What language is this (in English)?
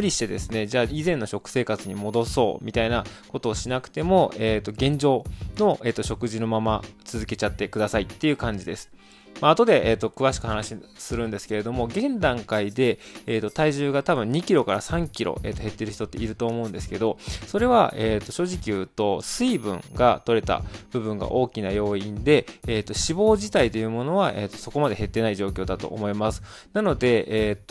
Japanese